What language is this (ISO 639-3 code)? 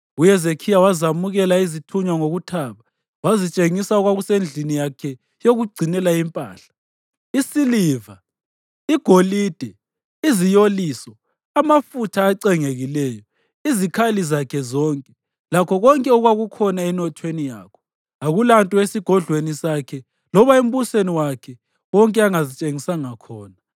nde